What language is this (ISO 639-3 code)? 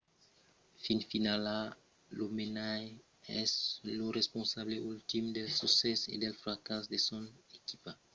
oci